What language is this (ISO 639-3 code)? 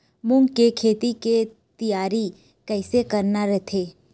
hne